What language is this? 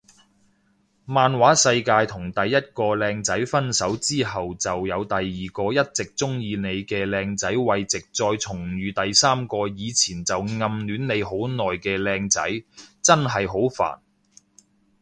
Cantonese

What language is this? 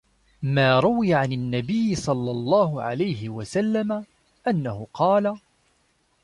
Arabic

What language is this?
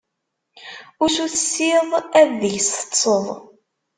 Kabyle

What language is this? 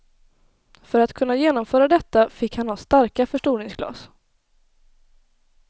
Swedish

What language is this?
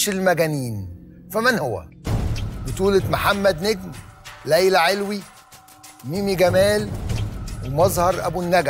Arabic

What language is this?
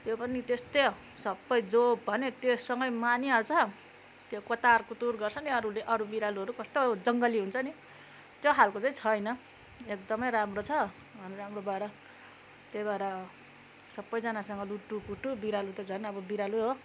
Nepali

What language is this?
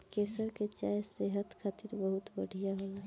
Bhojpuri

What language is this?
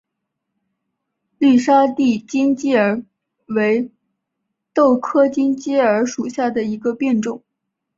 Chinese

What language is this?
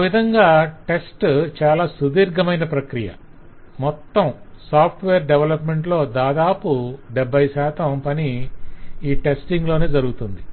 Telugu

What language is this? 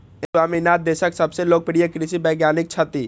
Maithili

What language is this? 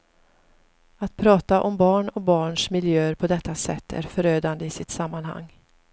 Swedish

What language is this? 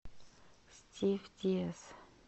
Russian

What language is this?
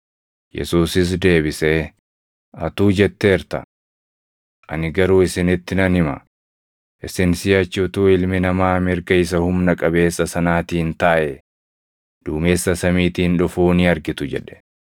Oromo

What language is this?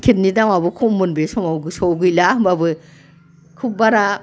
Bodo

